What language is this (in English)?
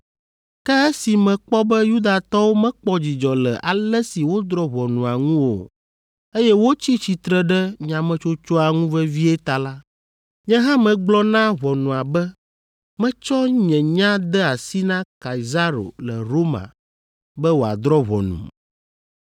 Ewe